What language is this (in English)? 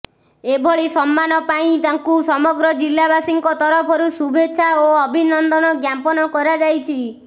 Odia